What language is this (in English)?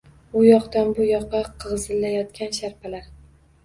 Uzbek